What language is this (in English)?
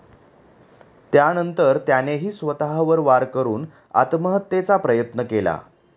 Marathi